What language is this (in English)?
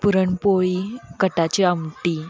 Marathi